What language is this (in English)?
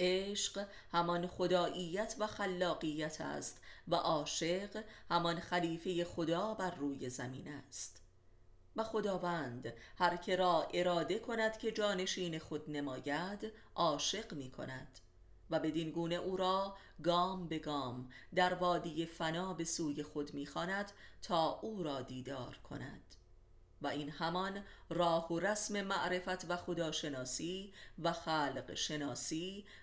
Persian